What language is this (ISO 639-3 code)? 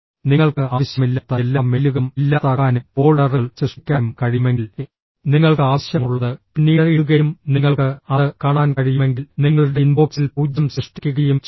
mal